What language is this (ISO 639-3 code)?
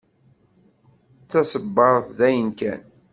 kab